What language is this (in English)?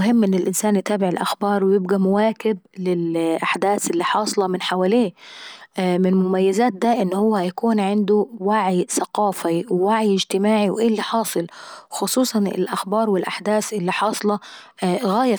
Saidi Arabic